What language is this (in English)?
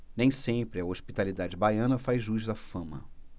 Portuguese